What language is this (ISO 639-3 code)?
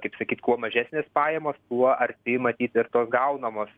lit